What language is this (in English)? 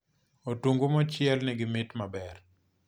Luo (Kenya and Tanzania)